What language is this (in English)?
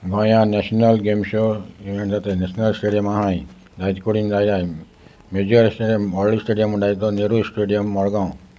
Konkani